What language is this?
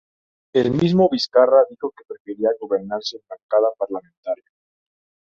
Spanish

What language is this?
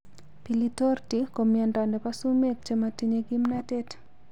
Kalenjin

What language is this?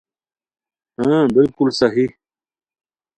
Khowar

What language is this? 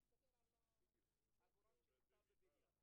Hebrew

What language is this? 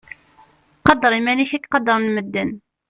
Kabyle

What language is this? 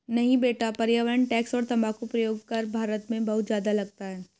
Hindi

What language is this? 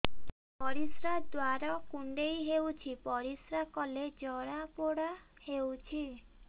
Odia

